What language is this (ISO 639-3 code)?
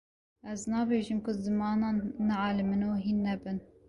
kur